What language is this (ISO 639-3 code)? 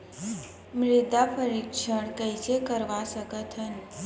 hne